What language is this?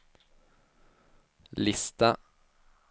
Swedish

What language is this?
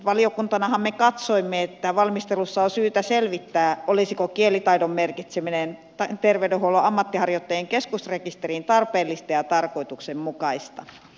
Finnish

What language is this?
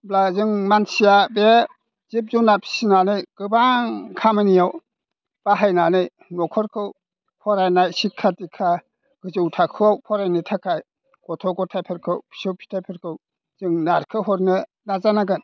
Bodo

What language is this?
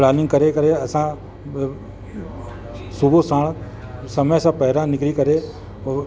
Sindhi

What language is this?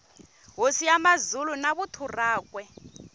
Tsonga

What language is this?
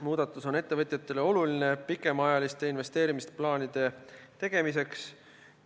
Estonian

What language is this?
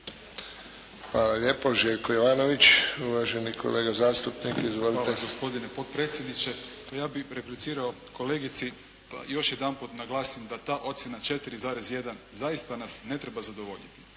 Croatian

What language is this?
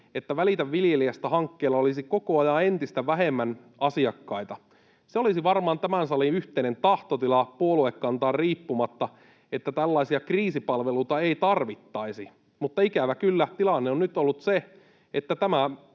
Finnish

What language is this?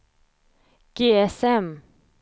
Swedish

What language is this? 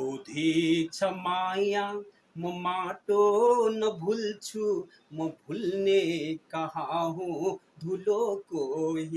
Hindi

